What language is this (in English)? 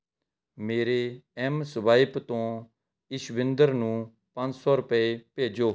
Punjabi